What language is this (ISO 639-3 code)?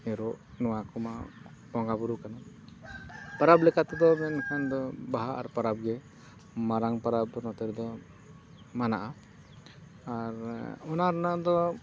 sat